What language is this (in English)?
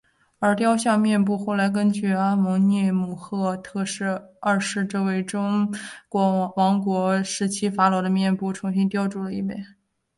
Chinese